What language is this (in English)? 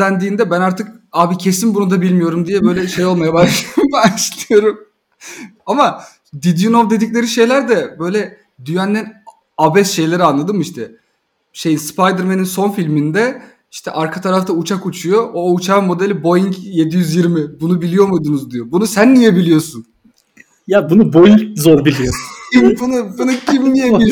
Turkish